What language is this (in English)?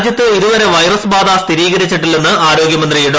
Malayalam